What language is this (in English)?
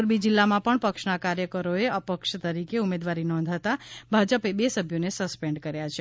Gujarati